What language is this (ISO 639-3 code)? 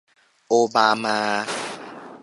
tha